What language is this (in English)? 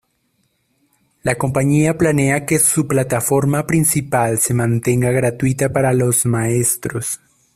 Spanish